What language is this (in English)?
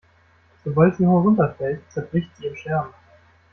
German